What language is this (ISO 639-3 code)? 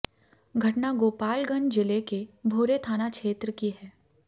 hin